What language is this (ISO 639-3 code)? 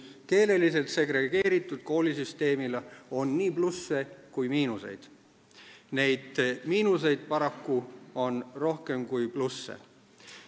est